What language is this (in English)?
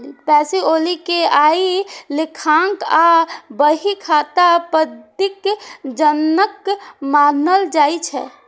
Maithili